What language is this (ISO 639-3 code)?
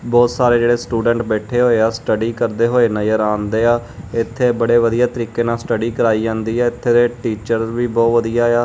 pan